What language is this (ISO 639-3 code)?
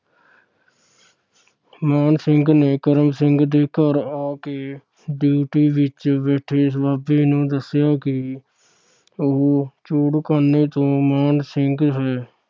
pan